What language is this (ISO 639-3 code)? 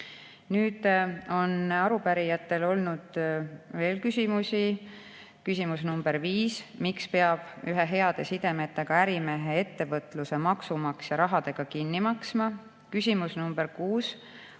est